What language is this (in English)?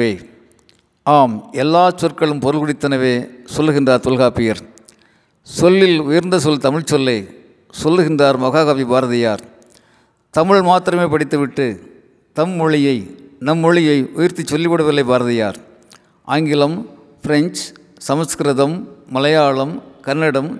Tamil